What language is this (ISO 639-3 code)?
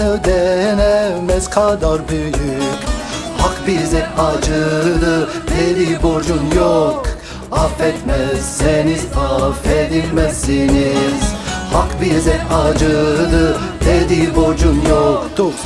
tur